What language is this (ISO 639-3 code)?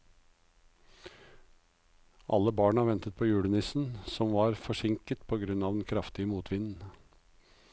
nor